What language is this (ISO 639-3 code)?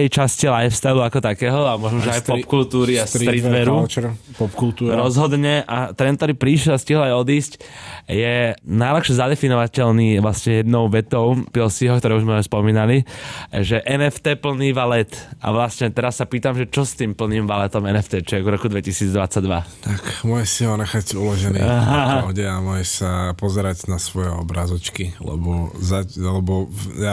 slk